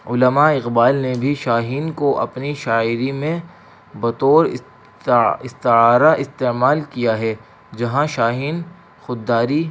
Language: Urdu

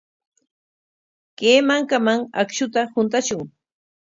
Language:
Corongo Ancash Quechua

